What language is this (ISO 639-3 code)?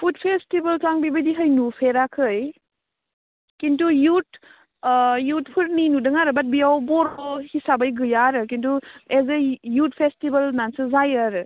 brx